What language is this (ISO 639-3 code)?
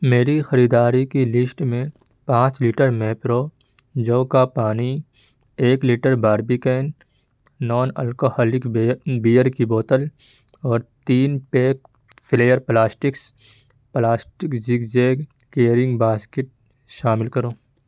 urd